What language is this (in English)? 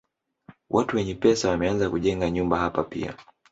Swahili